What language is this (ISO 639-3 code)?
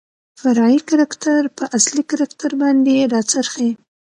pus